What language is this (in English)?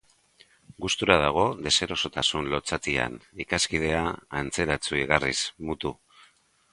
Basque